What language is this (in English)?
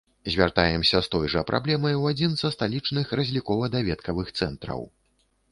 Belarusian